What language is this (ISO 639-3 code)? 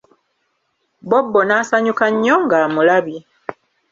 lug